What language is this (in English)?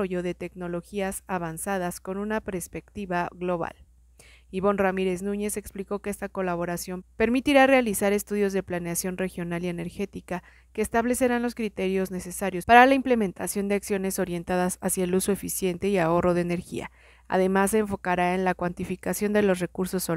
Spanish